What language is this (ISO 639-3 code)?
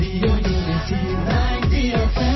mar